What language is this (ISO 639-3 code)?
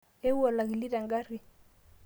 mas